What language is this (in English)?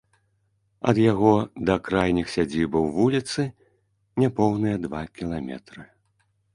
Belarusian